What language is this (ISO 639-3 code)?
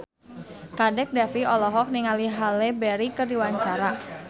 sun